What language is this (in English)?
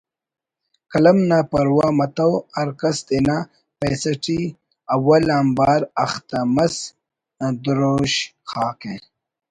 Brahui